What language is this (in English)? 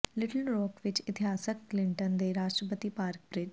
Punjabi